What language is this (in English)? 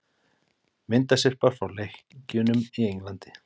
Icelandic